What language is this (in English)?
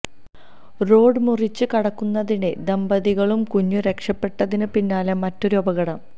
Malayalam